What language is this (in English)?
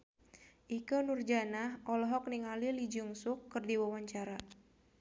Sundanese